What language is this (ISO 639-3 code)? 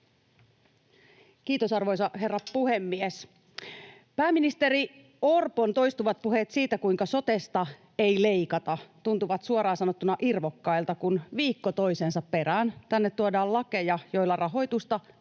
fin